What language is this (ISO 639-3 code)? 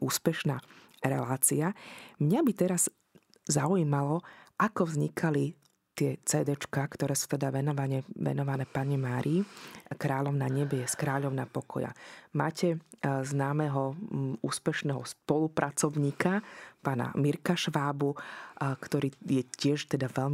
slk